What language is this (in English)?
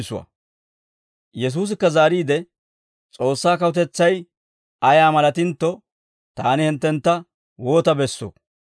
Dawro